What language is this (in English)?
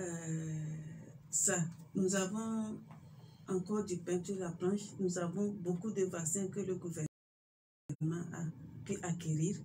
French